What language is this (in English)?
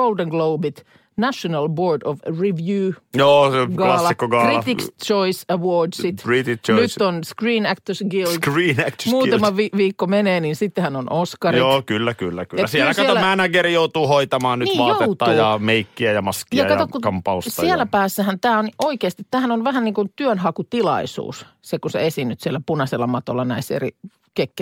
Finnish